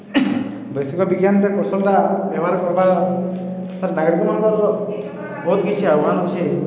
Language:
Odia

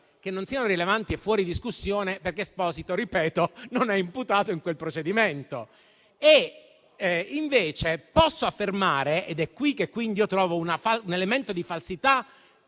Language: Italian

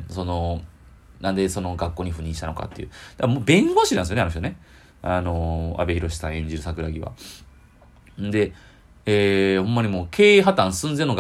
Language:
Japanese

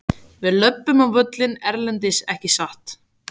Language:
Icelandic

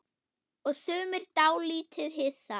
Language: Icelandic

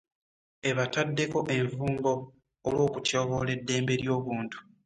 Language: Ganda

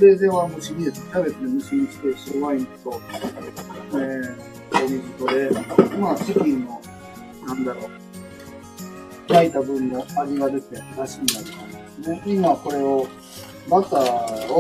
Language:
Japanese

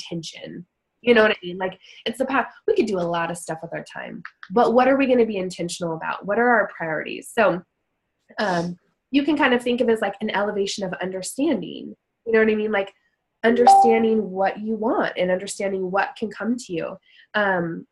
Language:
English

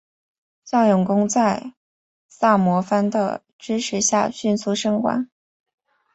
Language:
Chinese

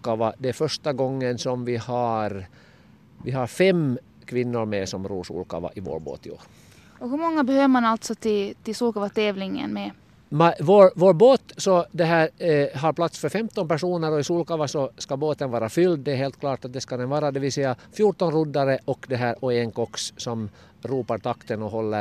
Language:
Swedish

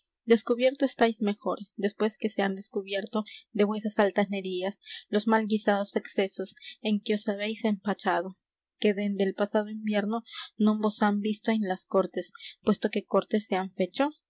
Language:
Spanish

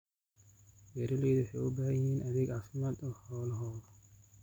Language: Somali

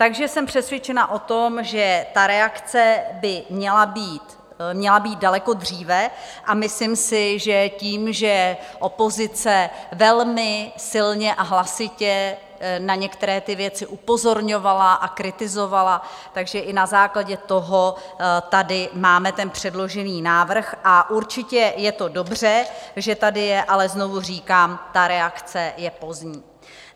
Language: Czech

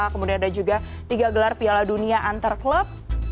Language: Indonesian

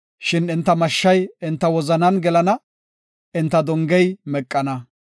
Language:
Gofa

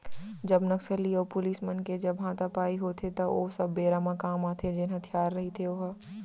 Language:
Chhattisgarhi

